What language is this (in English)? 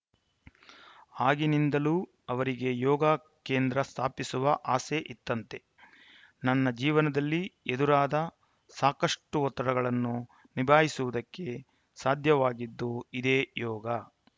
Kannada